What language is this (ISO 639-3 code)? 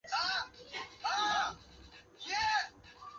zho